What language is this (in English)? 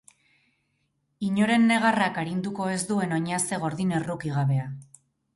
Basque